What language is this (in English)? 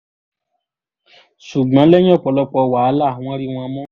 Yoruba